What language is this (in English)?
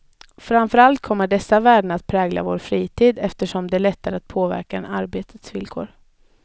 Swedish